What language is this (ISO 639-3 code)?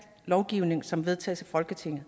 dan